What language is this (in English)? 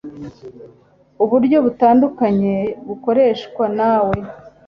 Kinyarwanda